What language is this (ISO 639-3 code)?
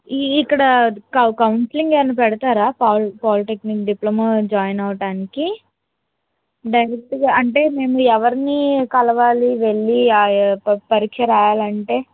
tel